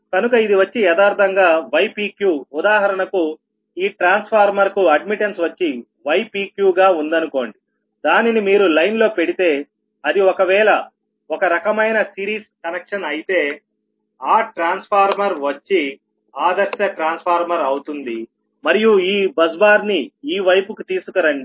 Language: Telugu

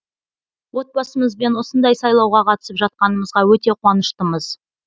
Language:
Kazakh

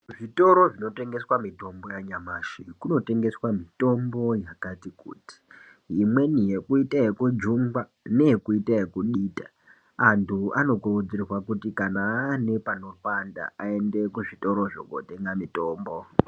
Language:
Ndau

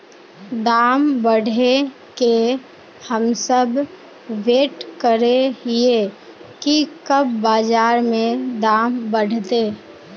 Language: Magahi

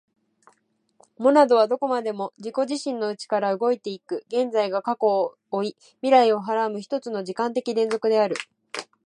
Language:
Japanese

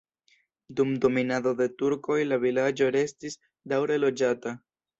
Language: Esperanto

